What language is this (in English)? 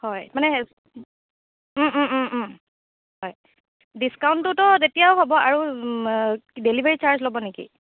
Assamese